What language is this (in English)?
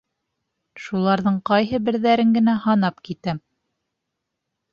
Bashkir